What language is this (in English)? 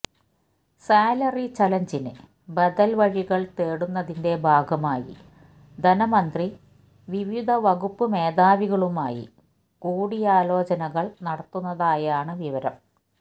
Malayalam